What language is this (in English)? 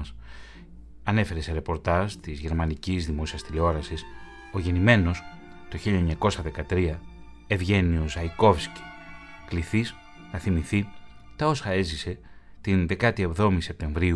Greek